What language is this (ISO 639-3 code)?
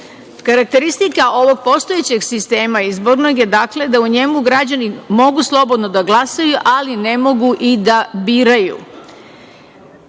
srp